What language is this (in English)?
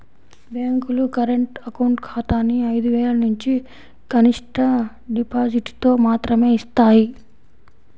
Telugu